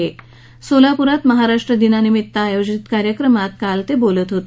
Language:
Marathi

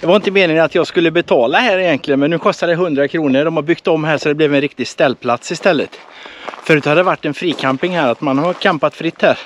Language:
Swedish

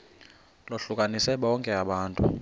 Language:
Xhosa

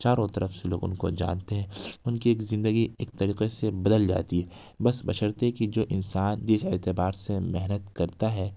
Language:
Urdu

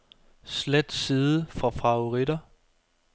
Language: Danish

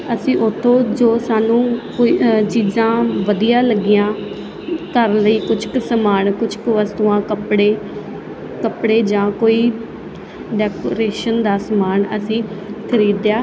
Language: Punjabi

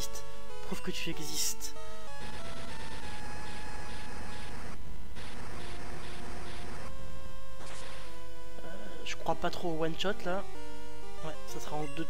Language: French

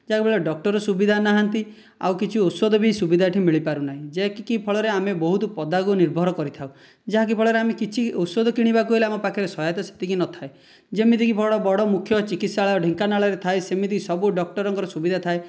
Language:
Odia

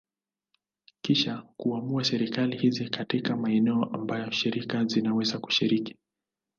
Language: Swahili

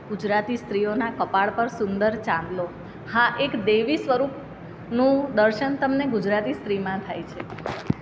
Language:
Gujarati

